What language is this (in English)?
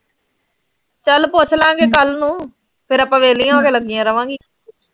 Punjabi